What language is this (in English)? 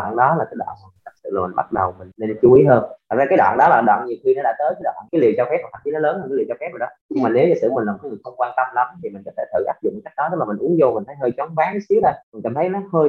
Vietnamese